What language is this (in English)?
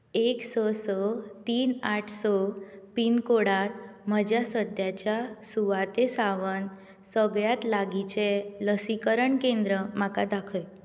Konkani